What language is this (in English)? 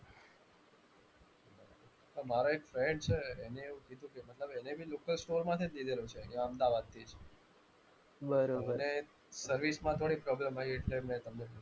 Gujarati